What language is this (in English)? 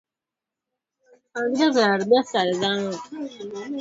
Swahili